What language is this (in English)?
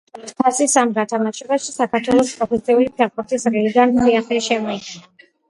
Georgian